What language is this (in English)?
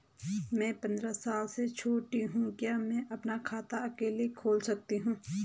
Hindi